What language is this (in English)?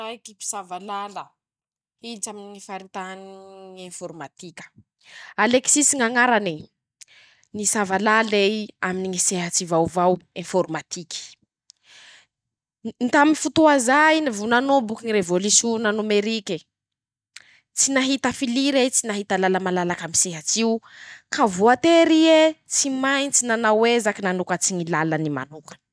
Masikoro Malagasy